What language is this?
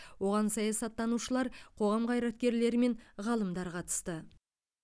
Kazakh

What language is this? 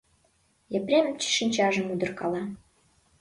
Mari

